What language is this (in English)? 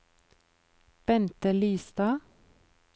Norwegian